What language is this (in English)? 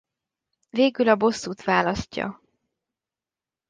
Hungarian